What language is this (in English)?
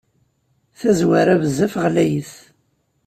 Kabyle